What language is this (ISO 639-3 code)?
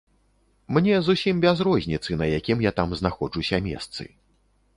bel